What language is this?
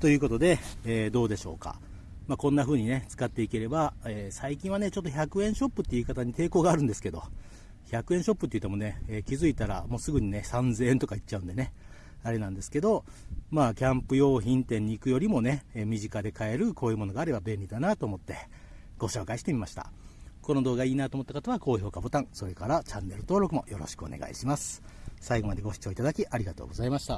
Japanese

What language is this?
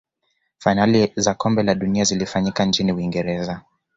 Swahili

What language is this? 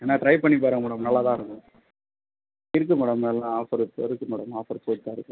Tamil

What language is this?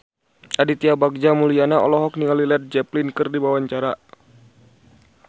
Sundanese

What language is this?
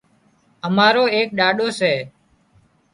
Wadiyara Koli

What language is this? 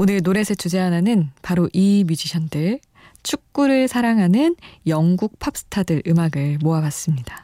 Korean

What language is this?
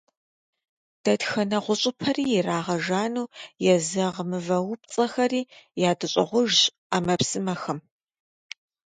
Kabardian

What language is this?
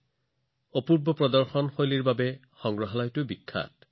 Assamese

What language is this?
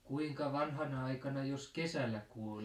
Finnish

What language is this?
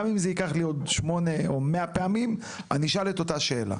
Hebrew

